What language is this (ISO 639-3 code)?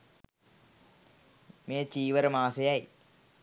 sin